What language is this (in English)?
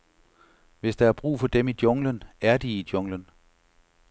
Danish